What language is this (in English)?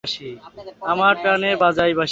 Bangla